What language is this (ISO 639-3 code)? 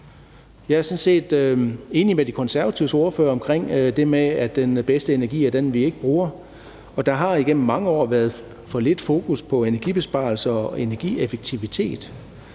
dan